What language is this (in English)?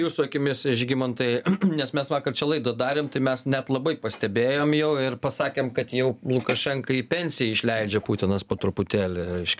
Lithuanian